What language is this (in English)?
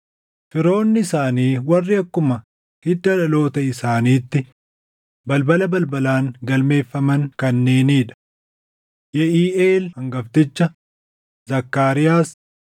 Oromo